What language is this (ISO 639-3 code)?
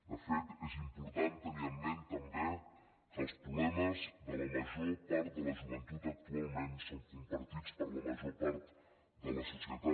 cat